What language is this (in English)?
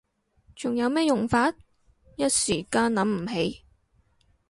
Cantonese